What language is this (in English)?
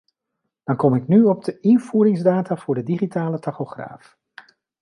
Dutch